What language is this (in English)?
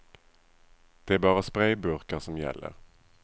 Swedish